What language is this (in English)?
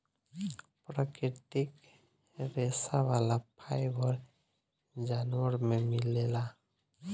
Bhojpuri